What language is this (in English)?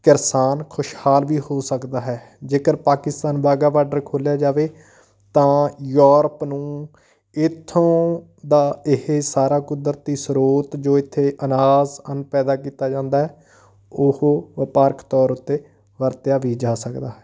Punjabi